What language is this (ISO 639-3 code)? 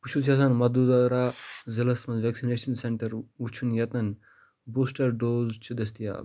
kas